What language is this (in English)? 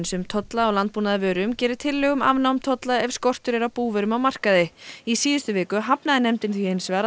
Icelandic